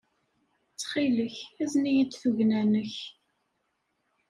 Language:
Kabyle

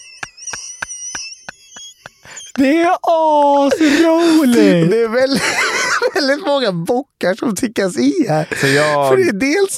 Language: Swedish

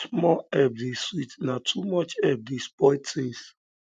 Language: Nigerian Pidgin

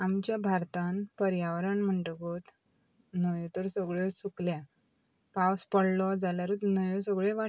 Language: Konkani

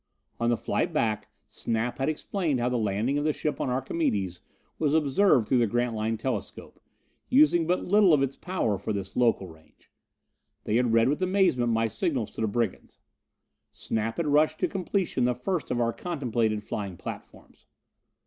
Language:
English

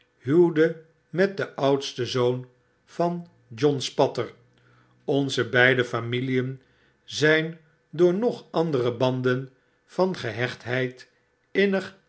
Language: Dutch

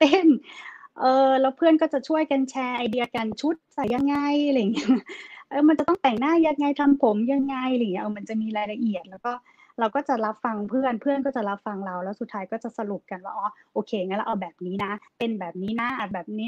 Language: Thai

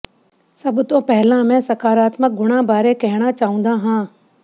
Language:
Punjabi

